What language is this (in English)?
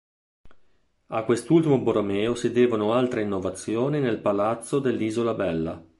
Italian